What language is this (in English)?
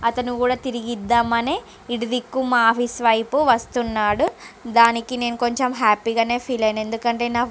Telugu